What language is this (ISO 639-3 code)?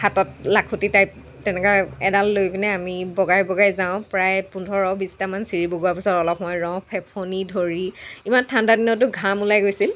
asm